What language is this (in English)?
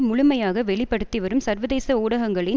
Tamil